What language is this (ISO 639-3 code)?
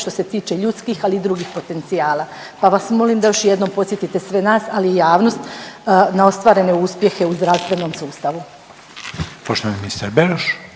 hrv